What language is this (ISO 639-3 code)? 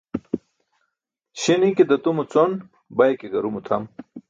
bsk